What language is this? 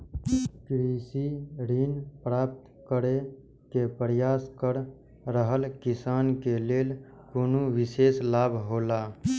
Maithili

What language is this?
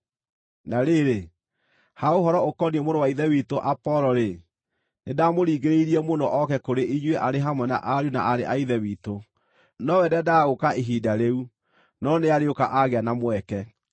Kikuyu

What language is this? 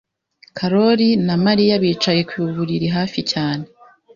Kinyarwanda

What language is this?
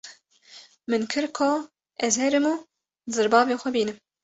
Kurdish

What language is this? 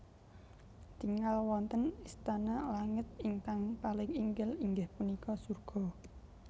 Javanese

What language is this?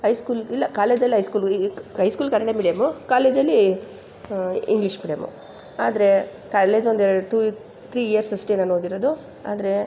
Kannada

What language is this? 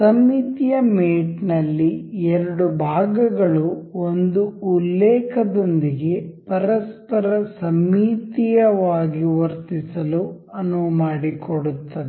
Kannada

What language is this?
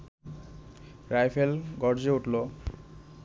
Bangla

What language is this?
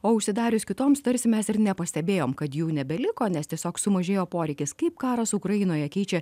Lithuanian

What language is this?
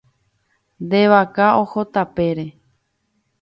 Guarani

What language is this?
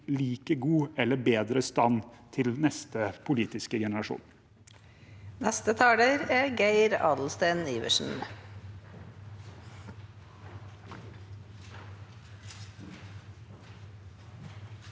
Norwegian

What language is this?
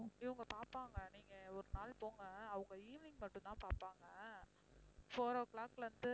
Tamil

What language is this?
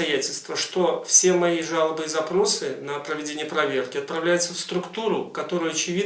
Russian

